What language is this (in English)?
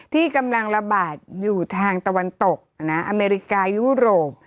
Thai